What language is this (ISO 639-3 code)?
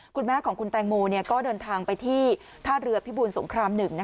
tha